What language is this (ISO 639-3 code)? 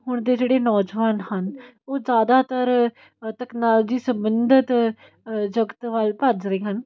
pan